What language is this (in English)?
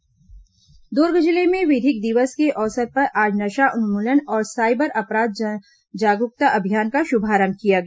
Hindi